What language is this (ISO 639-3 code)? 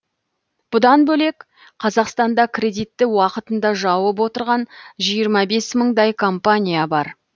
kaz